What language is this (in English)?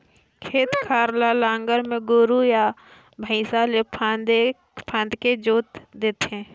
Chhattisgarhi